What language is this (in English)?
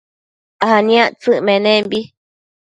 Matsés